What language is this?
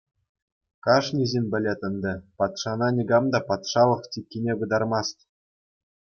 Chuvash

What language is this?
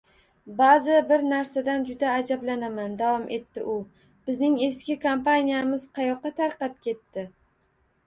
Uzbek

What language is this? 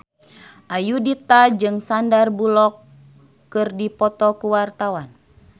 Sundanese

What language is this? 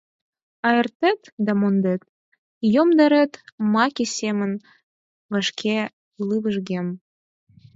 Mari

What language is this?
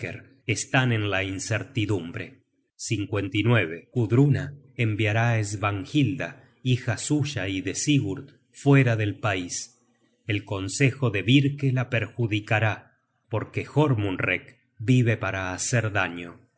Spanish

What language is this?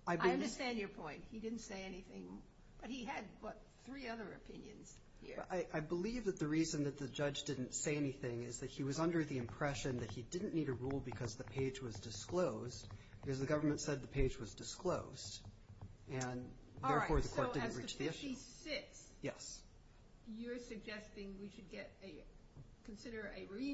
English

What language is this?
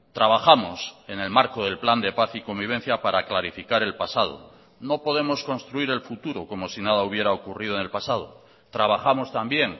Spanish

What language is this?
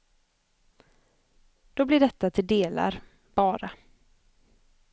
Swedish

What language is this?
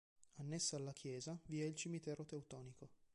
Italian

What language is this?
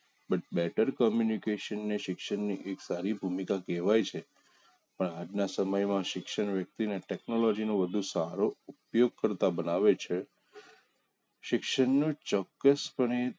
Gujarati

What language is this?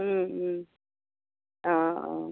Assamese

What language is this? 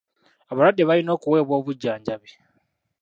Ganda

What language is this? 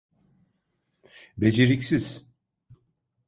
Turkish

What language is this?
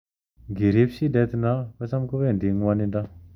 Kalenjin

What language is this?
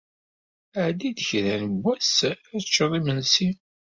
Kabyle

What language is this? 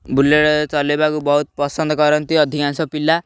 Odia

